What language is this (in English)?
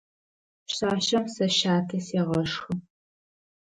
Adyghe